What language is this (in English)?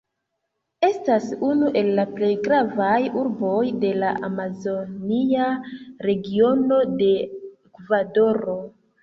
Esperanto